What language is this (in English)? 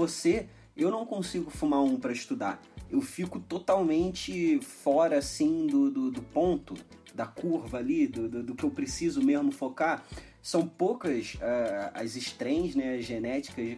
Portuguese